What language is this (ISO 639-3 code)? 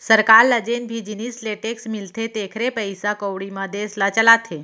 hne